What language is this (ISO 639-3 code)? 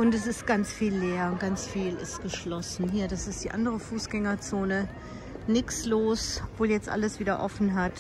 deu